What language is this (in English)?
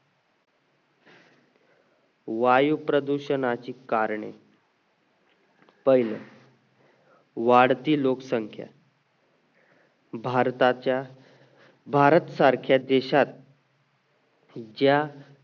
Marathi